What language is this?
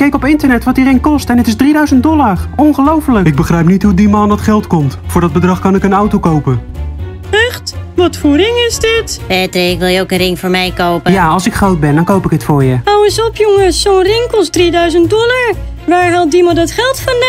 Dutch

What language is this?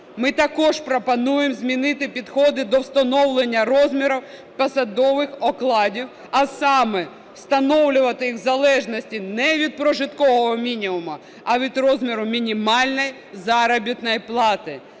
Ukrainian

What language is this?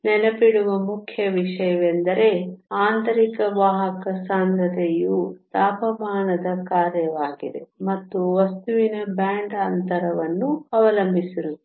Kannada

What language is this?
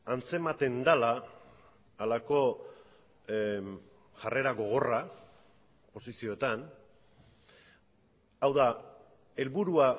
Basque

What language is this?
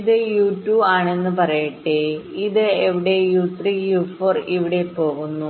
Malayalam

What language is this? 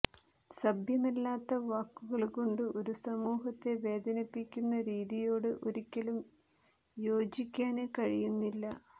Malayalam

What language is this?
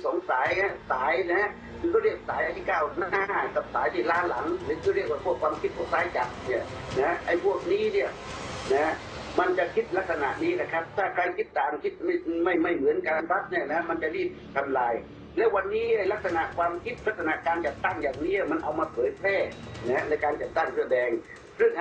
Thai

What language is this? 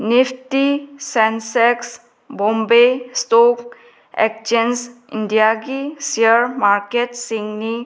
Manipuri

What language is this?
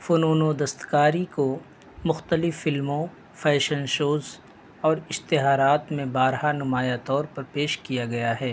Urdu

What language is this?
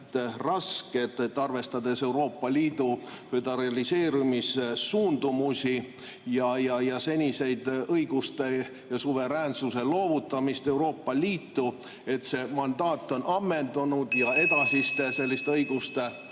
Estonian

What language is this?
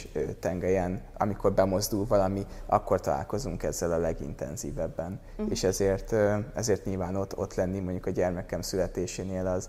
Hungarian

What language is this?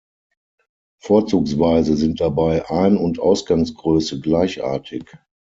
German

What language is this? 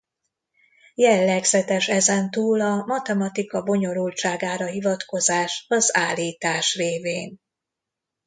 Hungarian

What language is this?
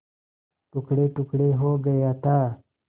Hindi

